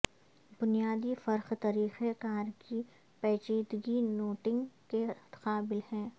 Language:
Urdu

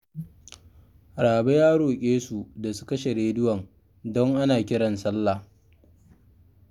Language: Hausa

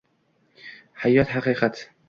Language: Uzbek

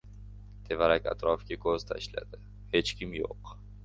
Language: Uzbek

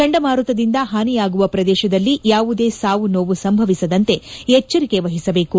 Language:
Kannada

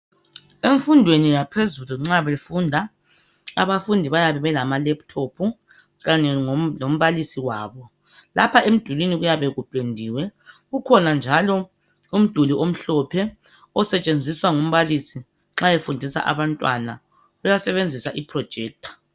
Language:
North Ndebele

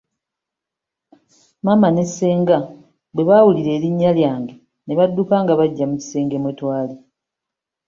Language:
Ganda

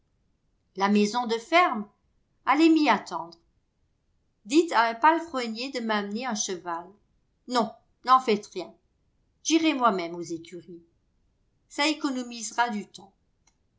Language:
French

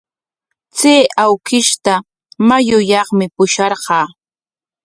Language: Corongo Ancash Quechua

